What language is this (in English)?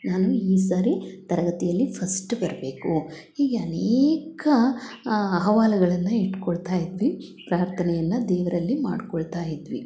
Kannada